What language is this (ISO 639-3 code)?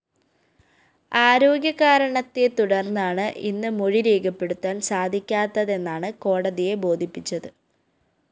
mal